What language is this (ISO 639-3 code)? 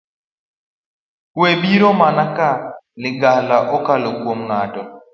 luo